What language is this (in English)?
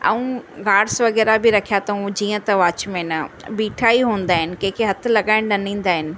Sindhi